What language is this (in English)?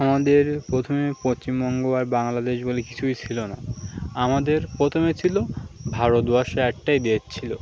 Bangla